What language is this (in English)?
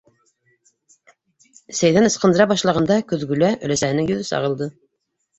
Bashkir